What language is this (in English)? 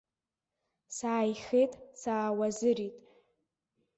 Abkhazian